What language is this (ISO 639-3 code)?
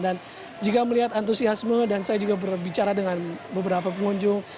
ind